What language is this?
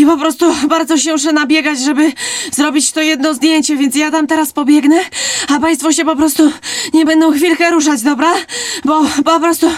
Polish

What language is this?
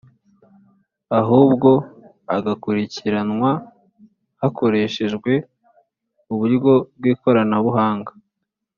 Kinyarwanda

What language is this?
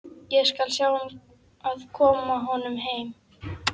Icelandic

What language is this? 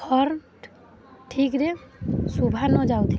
Odia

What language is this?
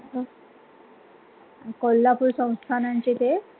Marathi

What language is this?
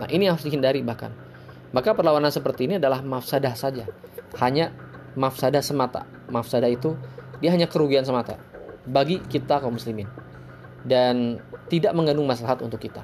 Indonesian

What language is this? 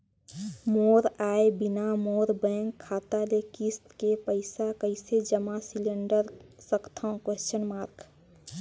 Chhattisgarhi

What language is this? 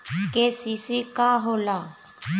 Bhojpuri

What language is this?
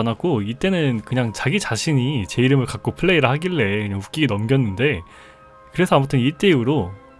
Korean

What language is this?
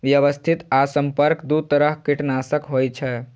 Maithili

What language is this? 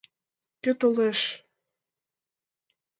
Mari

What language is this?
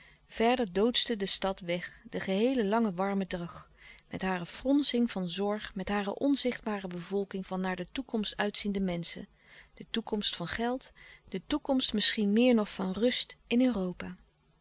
Dutch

